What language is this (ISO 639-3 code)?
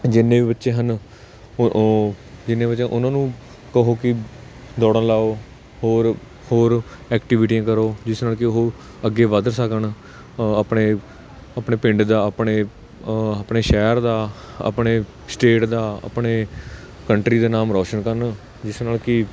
pan